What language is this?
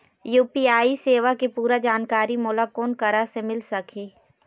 Chhattisgarhi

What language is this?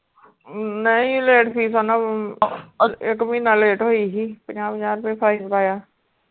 Punjabi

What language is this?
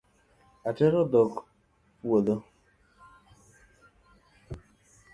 Luo (Kenya and Tanzania)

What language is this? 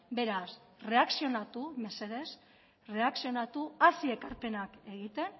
Basque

